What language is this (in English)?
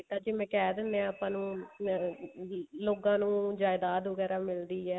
Punjabi